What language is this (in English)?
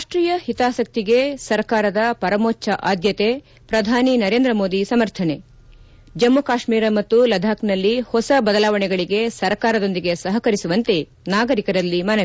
Kannada